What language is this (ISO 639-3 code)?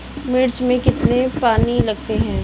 hin